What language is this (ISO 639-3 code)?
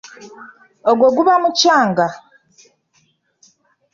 lug